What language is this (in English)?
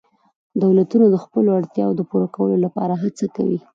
Pashto